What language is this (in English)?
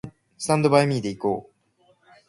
Japanese